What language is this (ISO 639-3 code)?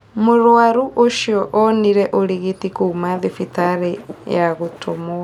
kik